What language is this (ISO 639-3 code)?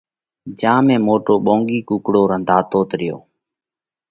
kvx